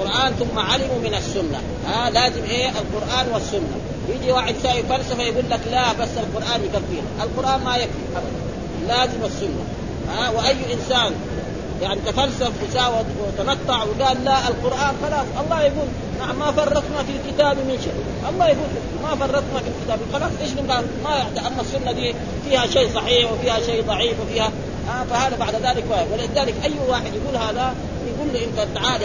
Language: Arabic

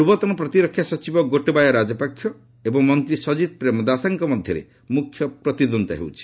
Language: Odia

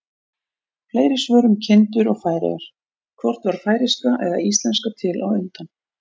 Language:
Icelandic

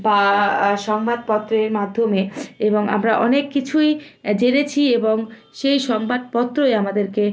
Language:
Bangla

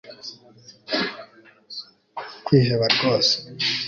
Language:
Kinyarwanda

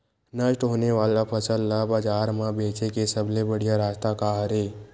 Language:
Chhattisgarhi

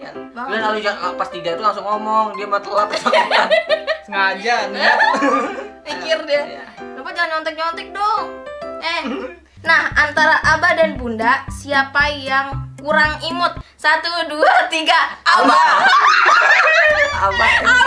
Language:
Indonesian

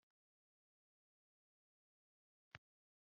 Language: Kinyarwanda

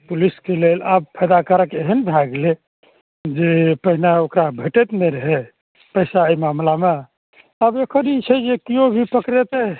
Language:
Maithili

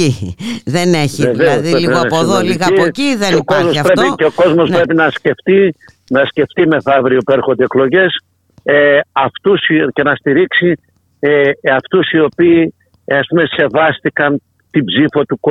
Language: Greek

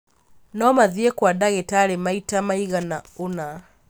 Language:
Kikuyu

